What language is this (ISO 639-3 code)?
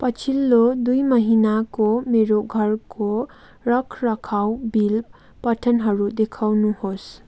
nep